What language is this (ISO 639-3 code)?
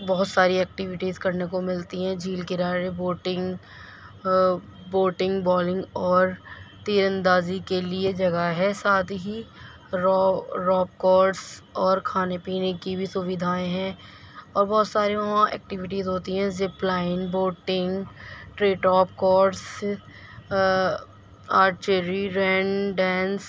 urd